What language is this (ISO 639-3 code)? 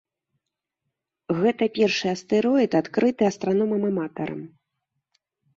bel